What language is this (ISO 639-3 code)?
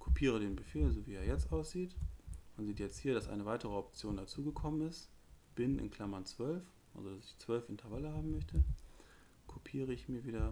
deu